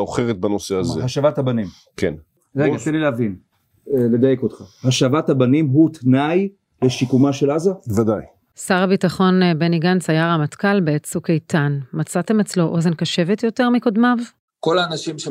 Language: Hebrew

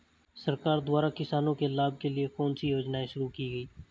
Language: Hindi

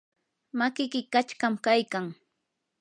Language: Yanahuanca Pasco Quechua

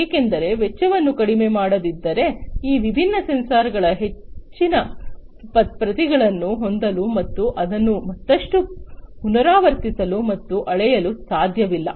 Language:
Kannada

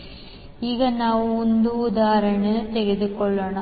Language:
Kannada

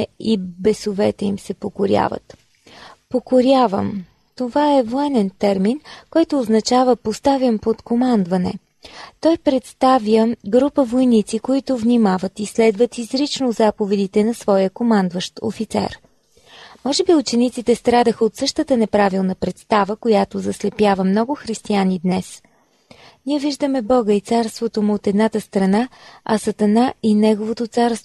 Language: Bulgarian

